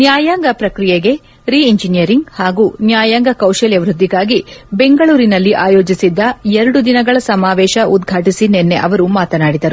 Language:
Kannada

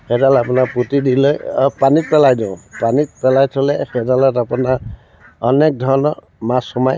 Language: Assamese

